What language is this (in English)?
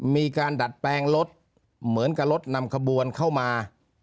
Thai